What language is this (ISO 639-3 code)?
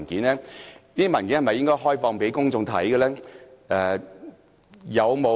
yue